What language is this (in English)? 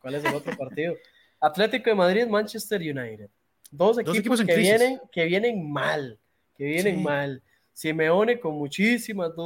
Spanish